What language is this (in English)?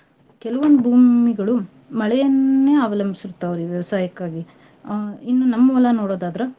Kannada